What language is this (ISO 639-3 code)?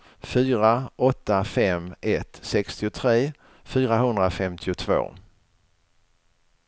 swe